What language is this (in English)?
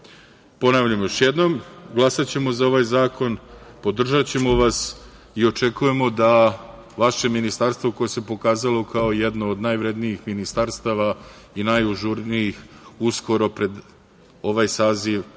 Serbian